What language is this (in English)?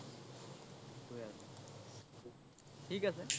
Assamese